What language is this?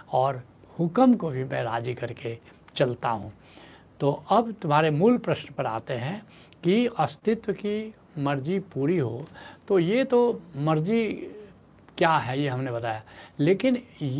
Hindi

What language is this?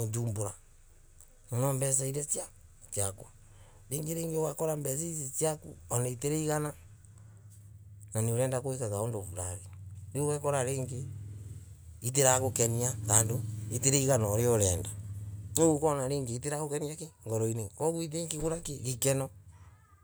Embu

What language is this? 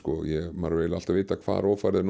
Icelandic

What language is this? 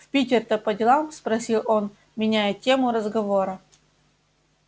Russian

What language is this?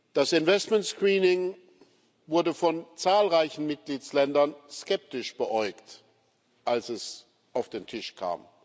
German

